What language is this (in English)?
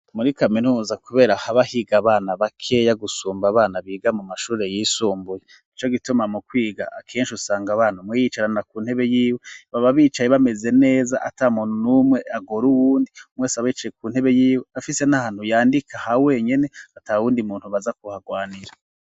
Rundi